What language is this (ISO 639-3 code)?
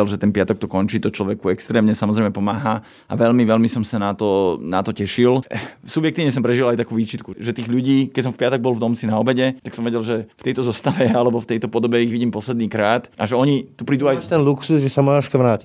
slk